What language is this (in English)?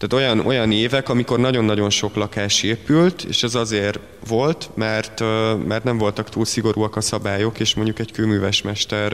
Hungarian